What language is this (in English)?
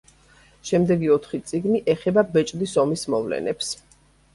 Georgian